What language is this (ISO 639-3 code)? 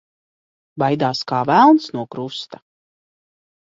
lav